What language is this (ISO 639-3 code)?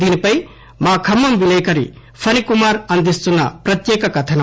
tel